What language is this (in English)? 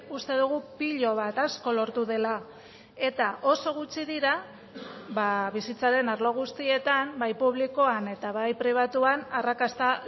Basque